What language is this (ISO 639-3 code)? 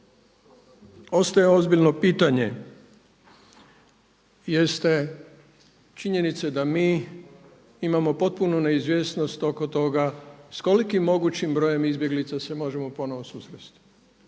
hrv